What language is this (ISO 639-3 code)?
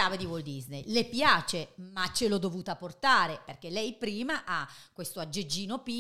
ita